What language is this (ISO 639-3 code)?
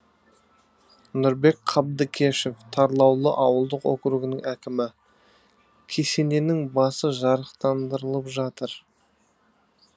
kaz